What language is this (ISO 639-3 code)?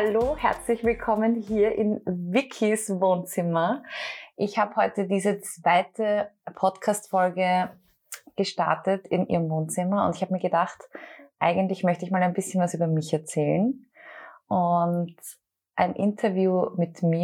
deu